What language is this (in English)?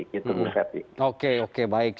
Indonesian